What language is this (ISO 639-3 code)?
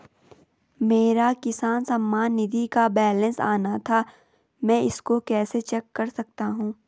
hin